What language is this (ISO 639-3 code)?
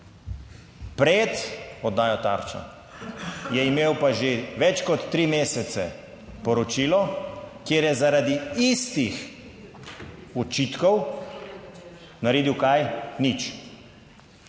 slv